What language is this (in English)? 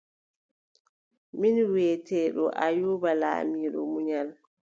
Adamawa Fulfulde